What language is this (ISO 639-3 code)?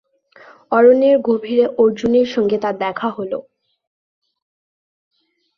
ben